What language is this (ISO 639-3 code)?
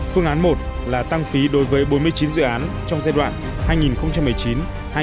vie